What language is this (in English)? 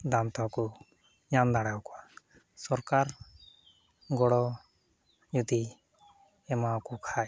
Santali